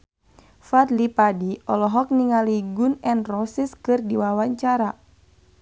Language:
Sundanese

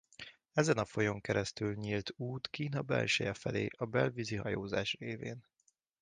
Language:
Hungarian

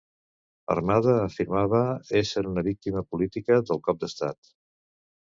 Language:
Catalan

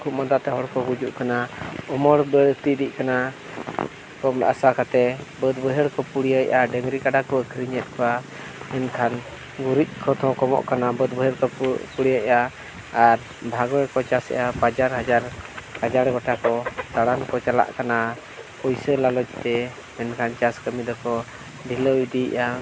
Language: Santali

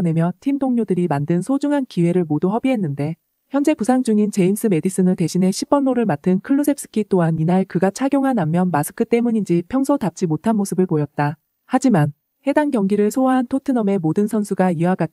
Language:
Korean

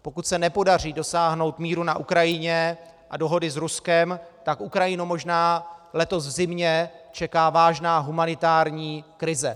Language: Czech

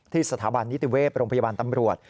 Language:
Thai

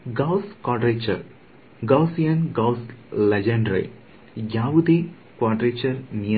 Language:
Kannada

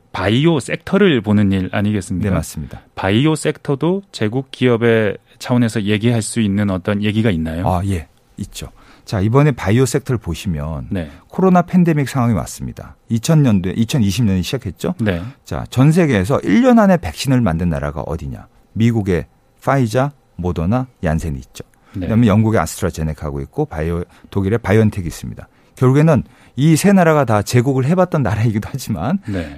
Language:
Korean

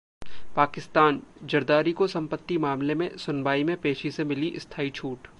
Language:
Hindi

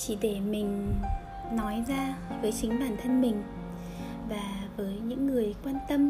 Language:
Vietnamese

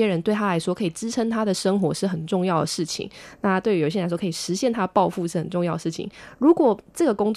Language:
Chinese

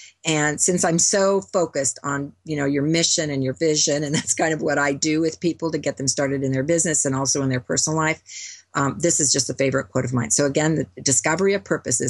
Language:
English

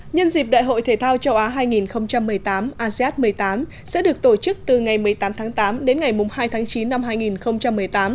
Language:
Vietnamese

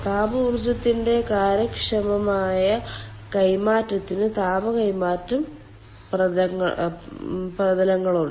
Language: Malayalam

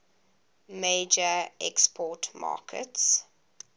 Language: English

